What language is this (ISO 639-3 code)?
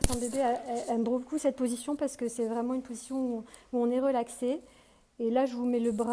fra